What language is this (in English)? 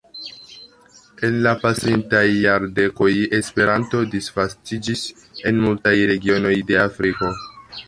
Esperanto